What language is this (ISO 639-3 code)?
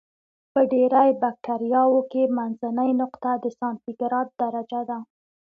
pus